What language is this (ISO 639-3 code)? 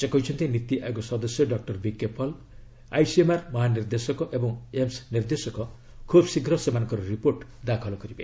ori